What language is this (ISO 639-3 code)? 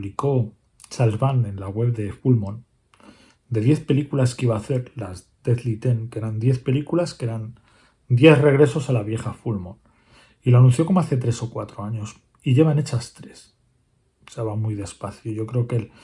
spa